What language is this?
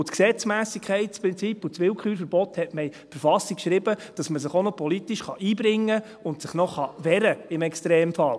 Swiss German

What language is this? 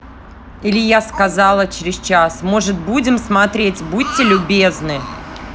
Russian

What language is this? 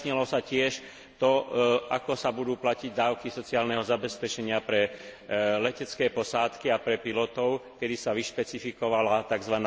Slovak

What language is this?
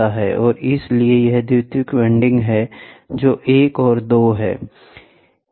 Hindi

